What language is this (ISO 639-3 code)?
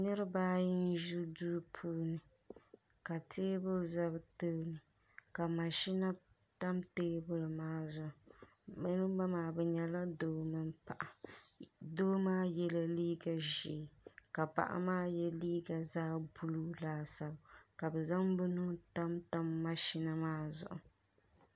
dag